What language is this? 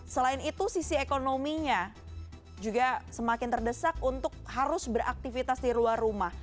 Indonesian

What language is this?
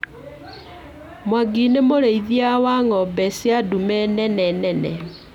Kikuyu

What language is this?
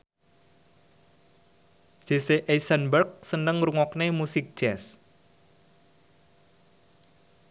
Javanese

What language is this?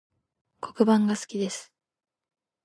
Japanese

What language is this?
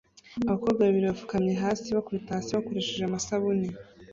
Kinyarwanda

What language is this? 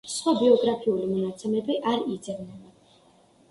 Georgian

